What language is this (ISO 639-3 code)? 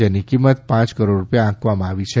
guj